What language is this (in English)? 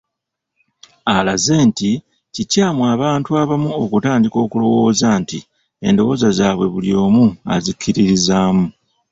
Ganda